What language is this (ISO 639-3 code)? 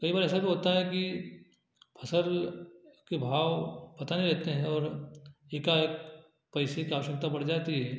hin